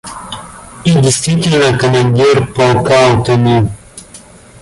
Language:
Russian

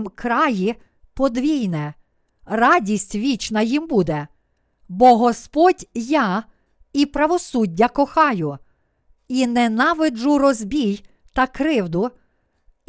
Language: Ukrainian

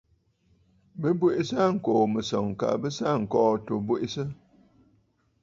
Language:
Bafut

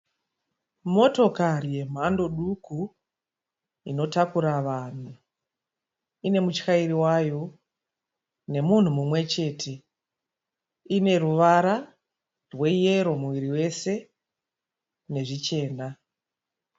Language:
Shona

